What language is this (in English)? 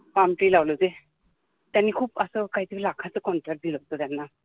Marathi